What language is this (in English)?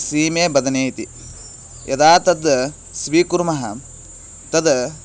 Sanskrit